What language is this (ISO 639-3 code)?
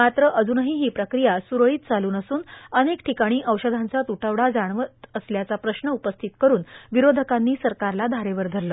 mar